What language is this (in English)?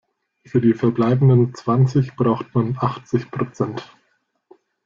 German